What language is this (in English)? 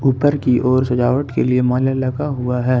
Hindi